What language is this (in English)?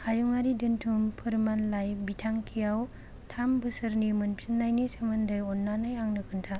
Bodo